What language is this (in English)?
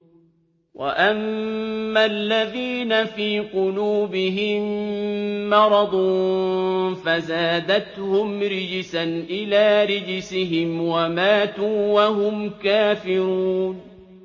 Arabic